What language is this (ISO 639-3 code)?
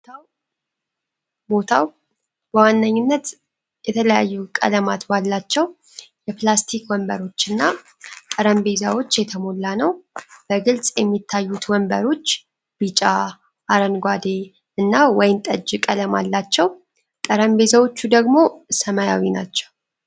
amh